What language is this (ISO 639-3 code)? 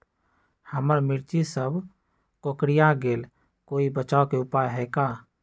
mag